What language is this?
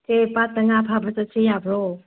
Manipuri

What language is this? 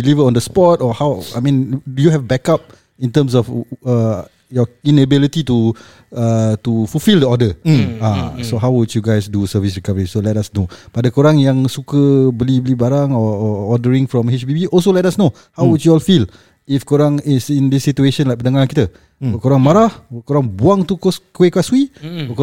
Malay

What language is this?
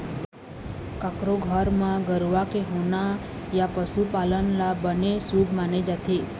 Chhattisgarhi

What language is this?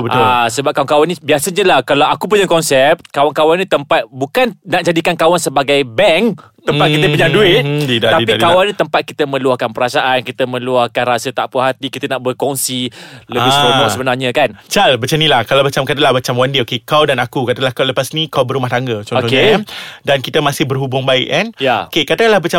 Malay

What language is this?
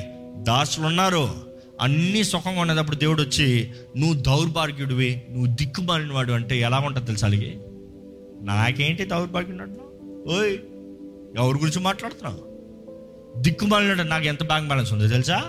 Telugu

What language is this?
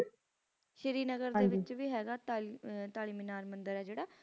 Punjabi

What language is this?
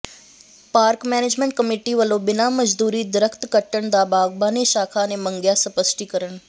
Punjabi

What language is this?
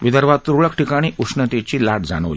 Marathi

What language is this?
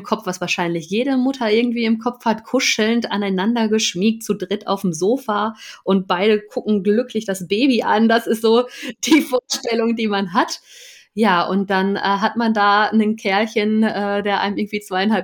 German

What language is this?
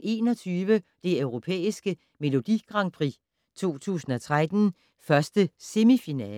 Danish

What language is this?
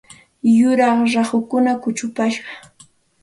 Santa Ana de Tusi Pasco Quechua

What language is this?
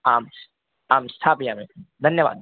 Sanskrit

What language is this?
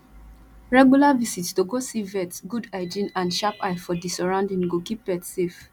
Nigerian Pidgin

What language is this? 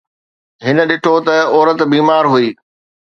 Sindhi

